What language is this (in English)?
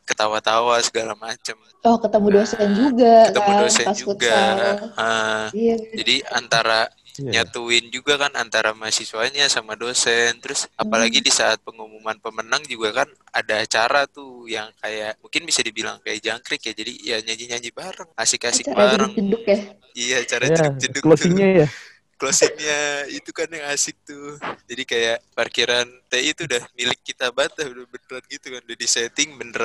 Indonesian